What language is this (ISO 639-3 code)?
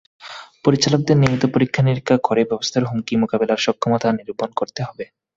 ben